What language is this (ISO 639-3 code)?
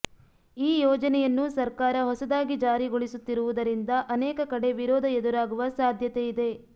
kan